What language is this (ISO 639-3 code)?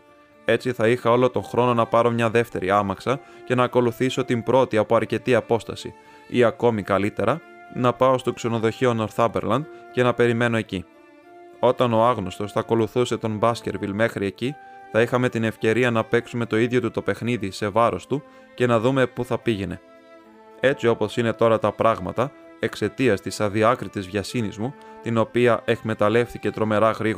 ell